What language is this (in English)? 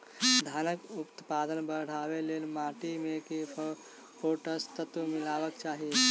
Maithili